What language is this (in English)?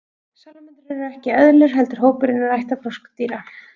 Icelandic